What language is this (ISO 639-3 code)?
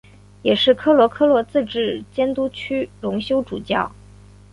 zho